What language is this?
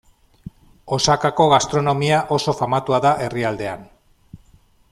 Basque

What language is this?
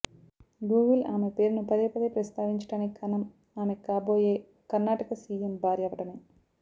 Telugu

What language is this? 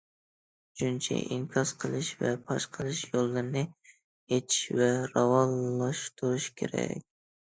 Uyghur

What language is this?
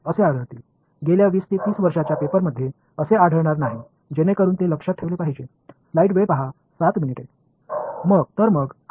Tamil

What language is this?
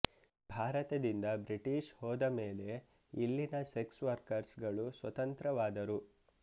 Kannada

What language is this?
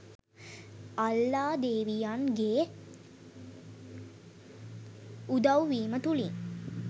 Sinhala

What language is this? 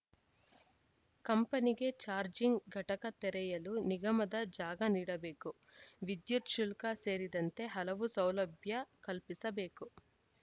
Kannada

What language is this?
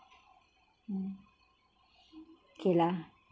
English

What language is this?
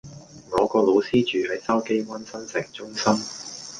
Cantonese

